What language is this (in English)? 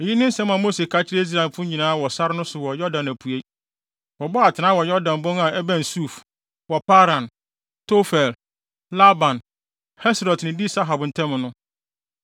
Akan